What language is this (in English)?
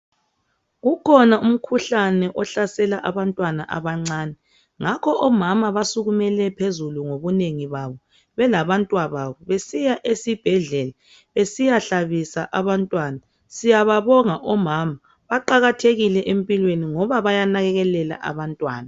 North Ndebele